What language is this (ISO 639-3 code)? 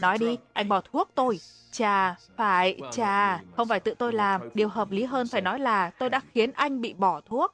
vie